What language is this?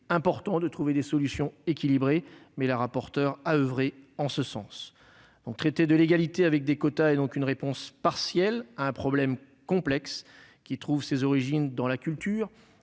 French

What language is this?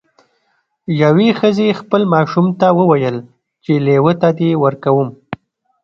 Pashto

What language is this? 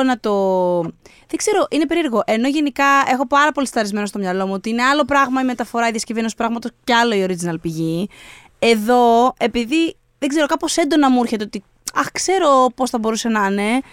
Greek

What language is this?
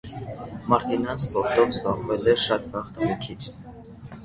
Armenian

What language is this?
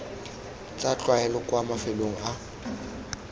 Tswana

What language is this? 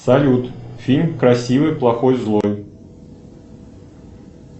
Russian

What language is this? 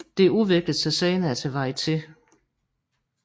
Danish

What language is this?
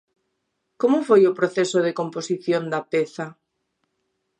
Galician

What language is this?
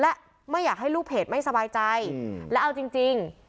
Thai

